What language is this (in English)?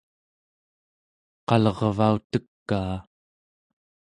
Central Yupik